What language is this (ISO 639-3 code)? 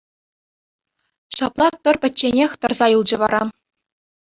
chv